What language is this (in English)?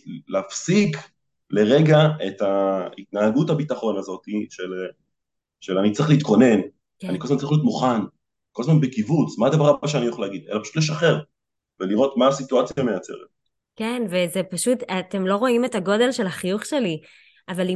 Hebrew